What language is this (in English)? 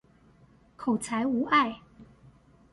Chinese